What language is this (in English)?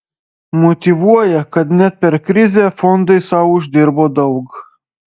Lithuanian